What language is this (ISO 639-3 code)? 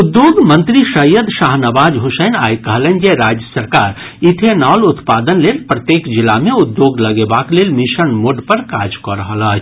mai